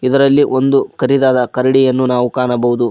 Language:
Kannada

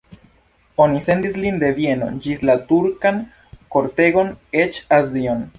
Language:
Esperanto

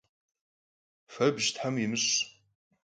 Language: Kabardian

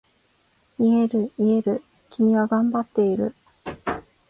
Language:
Japanese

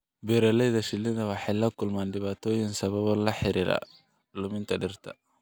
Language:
Somali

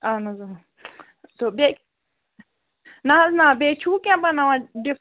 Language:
Kashmiri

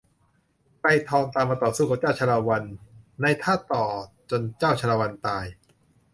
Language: Thai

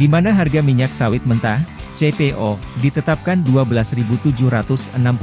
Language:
Indonesian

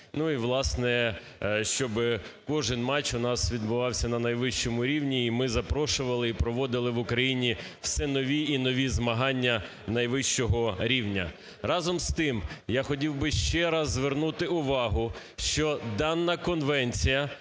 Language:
Ukrainian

